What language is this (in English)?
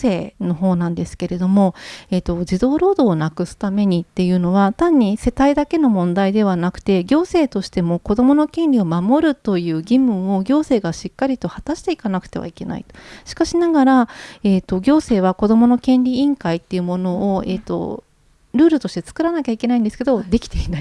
Japanese